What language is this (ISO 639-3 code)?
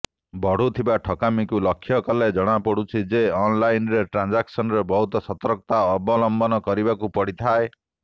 ori